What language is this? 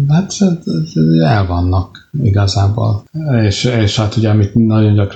Hungarian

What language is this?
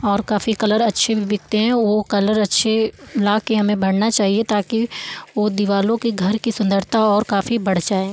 Hindi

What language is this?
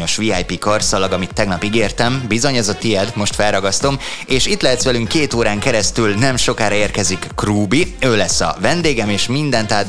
Hungarian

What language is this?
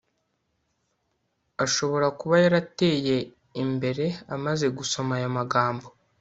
Kinyarwanda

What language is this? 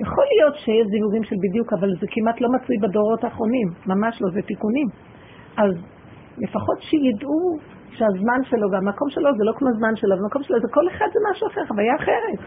Hebrew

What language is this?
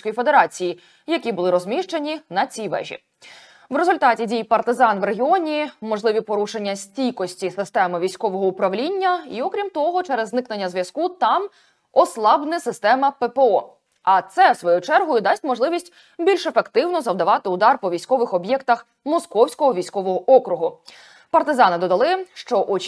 Ukrainian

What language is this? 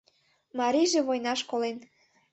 Mari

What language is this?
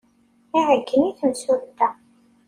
Kabyle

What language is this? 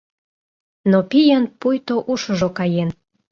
Mari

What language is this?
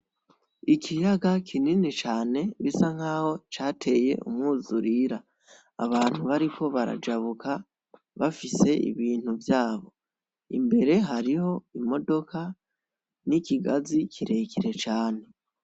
Rundi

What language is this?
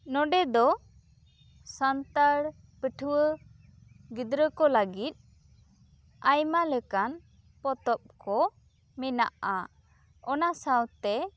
Santali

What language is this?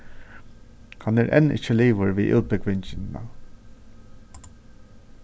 Faroese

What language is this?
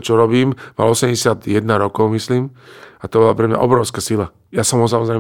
Slovak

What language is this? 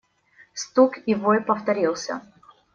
Russian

